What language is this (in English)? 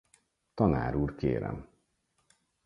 Hungarian